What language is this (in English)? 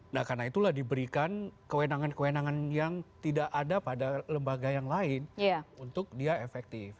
Indonesian